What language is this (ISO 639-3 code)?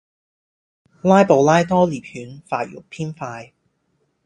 yue